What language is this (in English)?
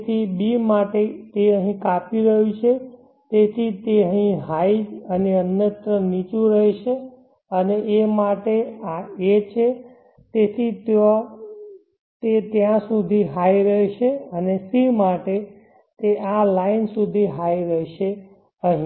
Gujarati